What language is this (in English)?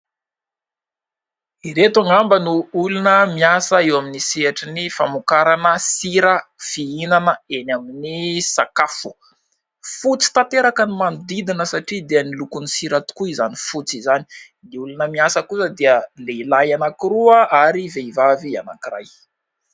Malagasy